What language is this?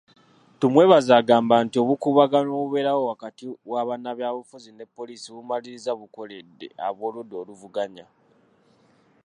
Ganda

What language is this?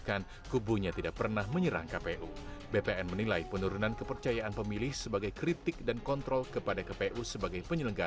Indonesian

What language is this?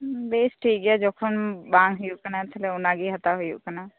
Santali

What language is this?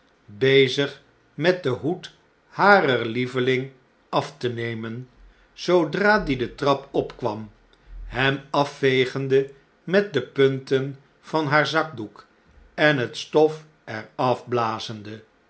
Dutch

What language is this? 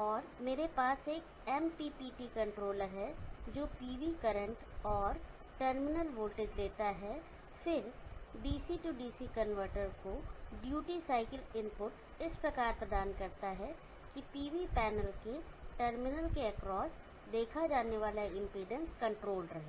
Hindi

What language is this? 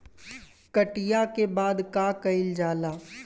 Bhojpuri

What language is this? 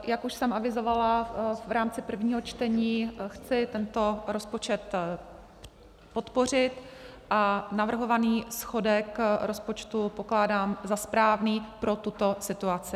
Czech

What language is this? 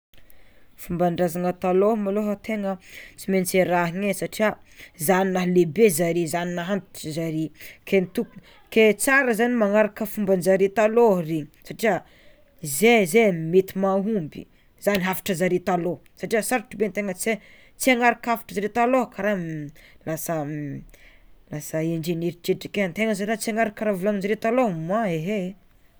Tsimihety Malagasy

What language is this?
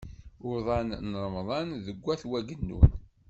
Kabyle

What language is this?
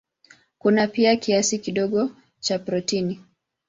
Swahili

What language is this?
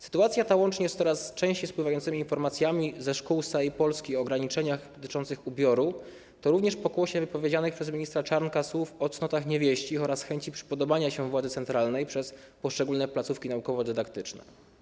Polish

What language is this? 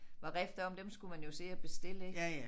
Danish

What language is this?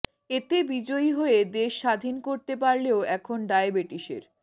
Bangla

